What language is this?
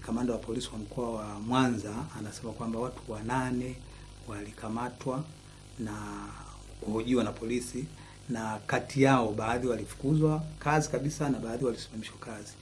Swahili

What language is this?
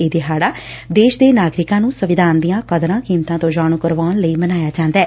Punjabi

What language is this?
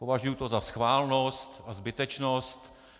Czech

